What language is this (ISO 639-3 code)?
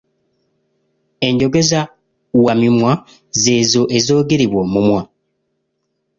lug